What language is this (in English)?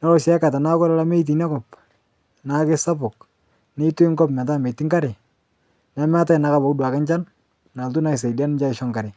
Masai